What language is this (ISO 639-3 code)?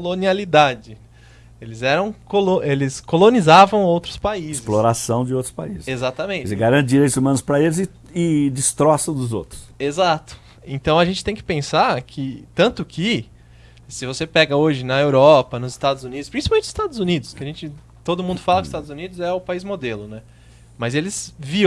por